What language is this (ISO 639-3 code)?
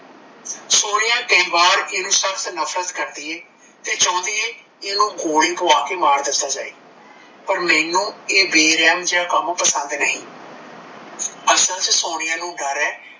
pan